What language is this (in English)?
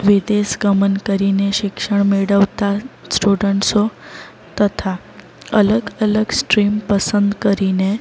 Gujarati